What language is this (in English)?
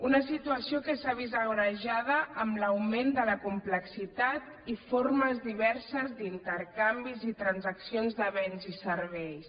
Catalan